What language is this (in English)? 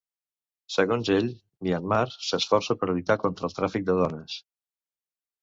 Catalan